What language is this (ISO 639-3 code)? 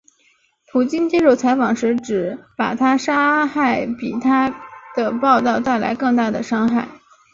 zho